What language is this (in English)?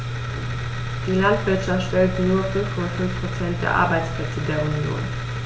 German